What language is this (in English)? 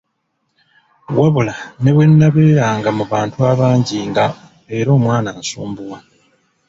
Ganda